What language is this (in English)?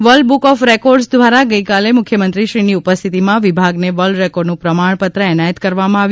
Gujarati